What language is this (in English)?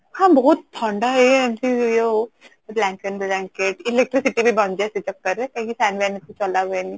Odia